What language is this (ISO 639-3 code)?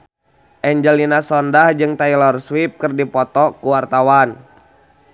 sun